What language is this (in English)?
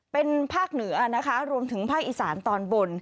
Thai